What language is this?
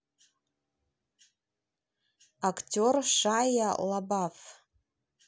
Russian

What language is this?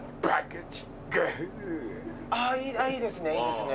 Japanese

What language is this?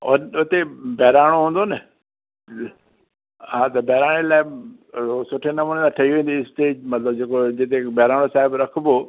Sindhi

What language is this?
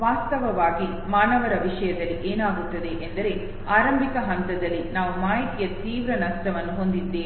Kannada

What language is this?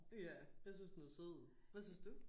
Danish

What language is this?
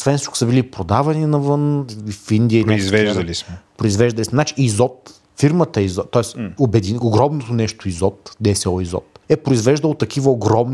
Bulgarian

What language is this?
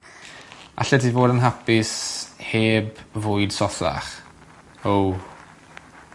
Welsh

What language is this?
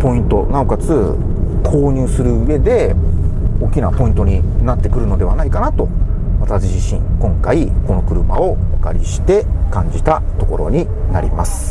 Japanese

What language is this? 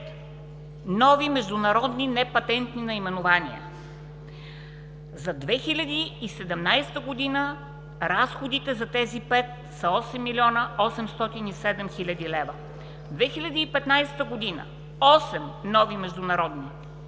Bulgarian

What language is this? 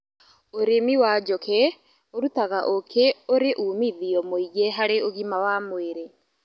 Kikuyu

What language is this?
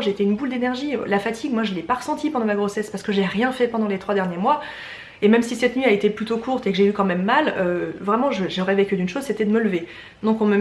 French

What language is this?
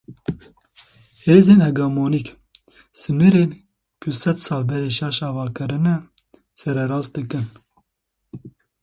Kurdish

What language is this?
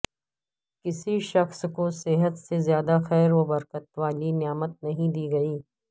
Urdu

